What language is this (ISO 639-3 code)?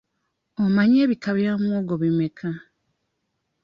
lug